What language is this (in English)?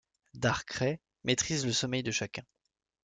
French